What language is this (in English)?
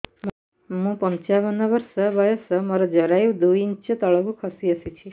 Odia